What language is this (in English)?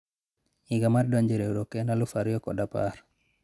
Luo (Kenya and Tanzania)